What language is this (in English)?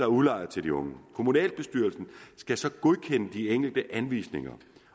Danish